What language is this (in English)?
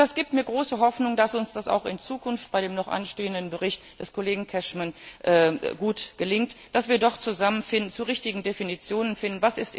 German